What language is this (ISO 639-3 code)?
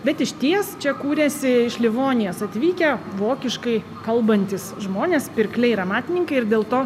lit